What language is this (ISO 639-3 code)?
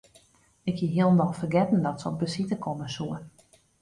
fry